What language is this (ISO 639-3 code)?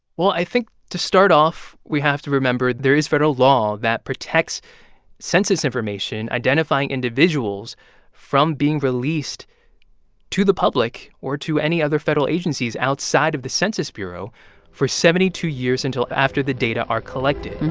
eng